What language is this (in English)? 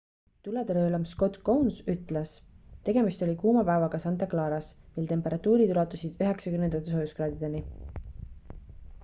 Estonian